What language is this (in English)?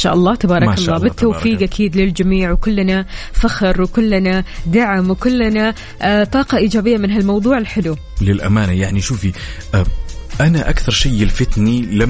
Arabic